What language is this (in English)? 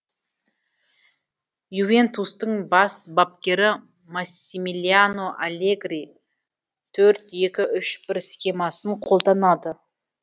Kazakh